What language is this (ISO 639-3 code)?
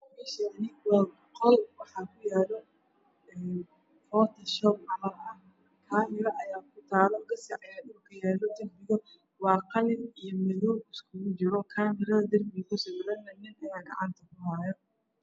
som